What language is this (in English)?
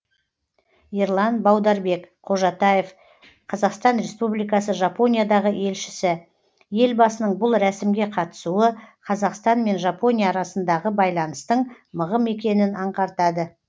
Kazakh